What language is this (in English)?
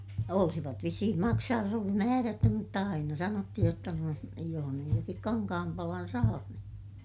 Finnish